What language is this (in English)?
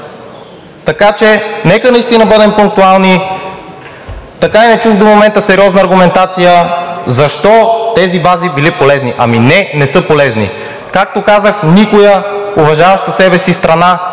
Bulgarian